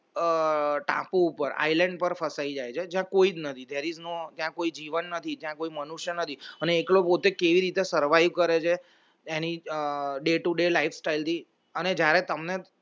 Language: Gujarati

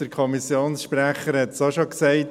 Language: Swiss German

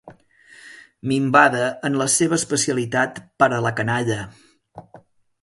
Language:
Catalan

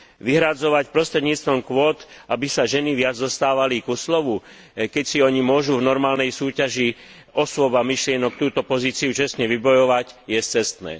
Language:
Slovak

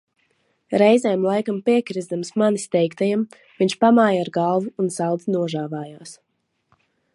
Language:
Latvian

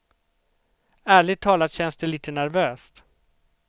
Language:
Swedish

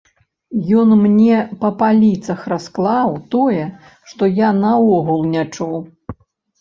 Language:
Belarusian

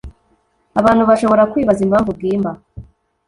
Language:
Kinyarwanda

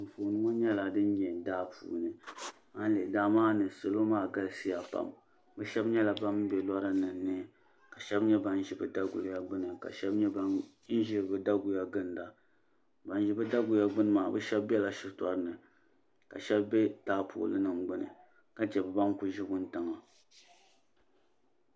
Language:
Dagbani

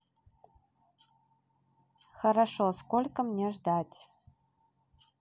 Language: Russian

